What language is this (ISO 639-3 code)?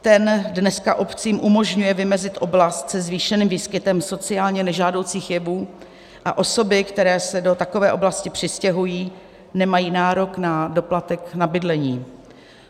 ces